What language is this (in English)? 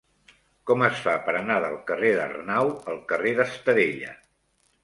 Catalan